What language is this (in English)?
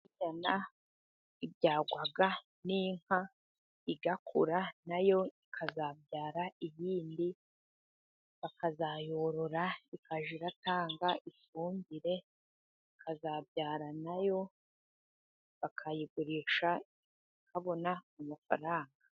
Kinyarwanda